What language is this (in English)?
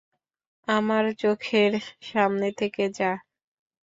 Bangla